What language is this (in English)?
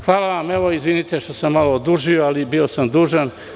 Serbian